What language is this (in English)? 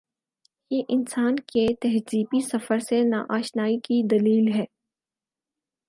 Urdu